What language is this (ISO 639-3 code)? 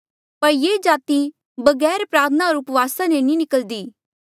mjl